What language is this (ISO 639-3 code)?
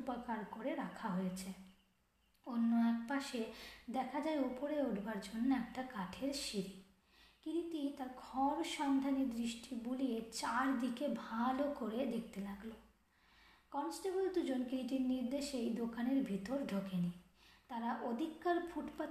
ben